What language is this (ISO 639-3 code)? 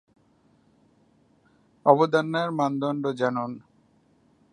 ben